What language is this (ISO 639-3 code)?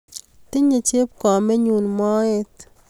kln